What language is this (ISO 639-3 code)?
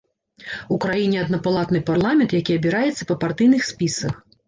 bel